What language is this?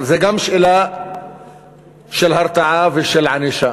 Hebrew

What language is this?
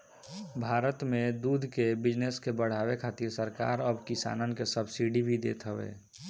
Bhojpuri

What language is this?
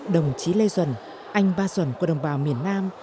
Vietnamese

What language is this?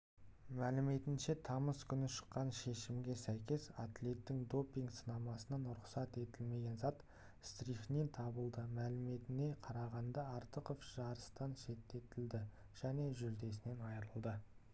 Kazakh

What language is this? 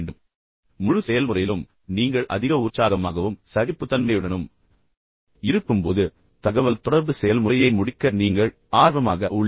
Tamil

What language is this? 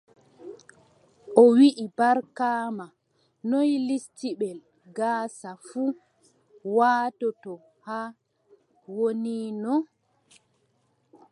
Adamawa Fulfulde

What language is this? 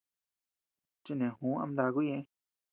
Tepeuxila Cuicatec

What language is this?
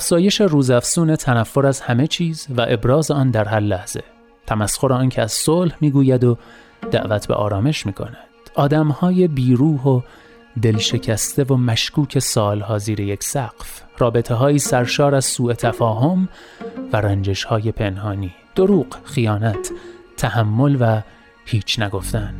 Persian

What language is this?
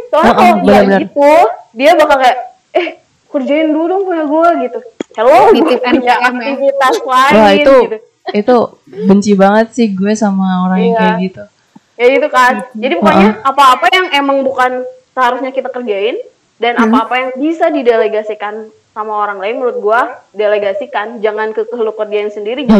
Indonesian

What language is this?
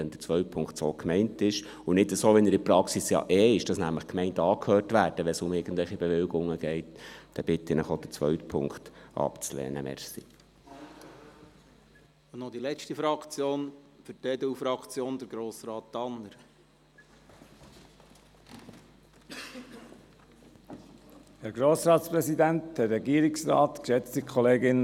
Swiss German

